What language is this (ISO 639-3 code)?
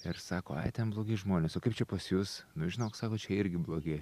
lit